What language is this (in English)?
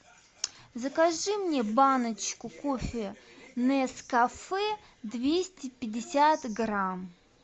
Russian